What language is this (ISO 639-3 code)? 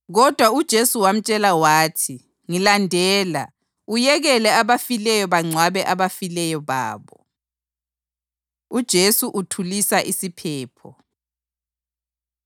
nde